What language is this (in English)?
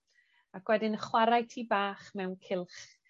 Welsh